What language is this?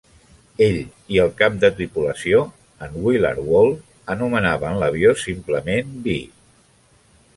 Catalan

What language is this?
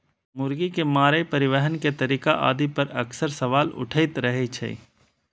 Maithili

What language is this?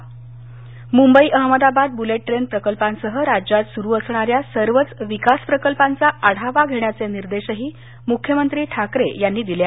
Marathi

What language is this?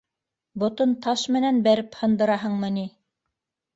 Bashkir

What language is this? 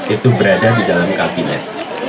Indonesian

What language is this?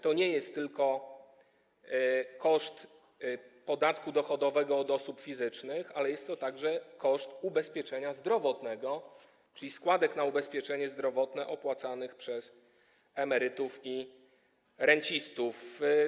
Polish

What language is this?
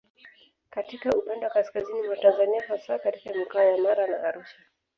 Swahili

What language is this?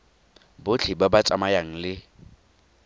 Tswana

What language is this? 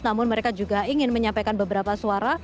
Indonesian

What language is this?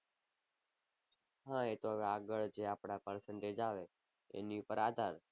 Gujarati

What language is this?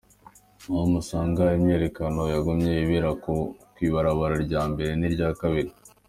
Kinyarwanda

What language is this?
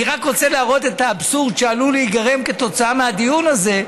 Hebrew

